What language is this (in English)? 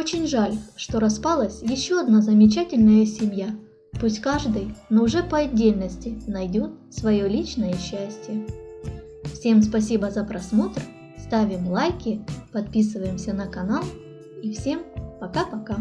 Russian